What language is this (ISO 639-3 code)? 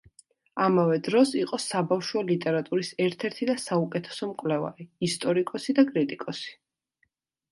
kat